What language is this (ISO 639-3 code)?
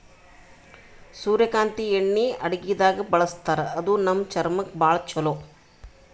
kan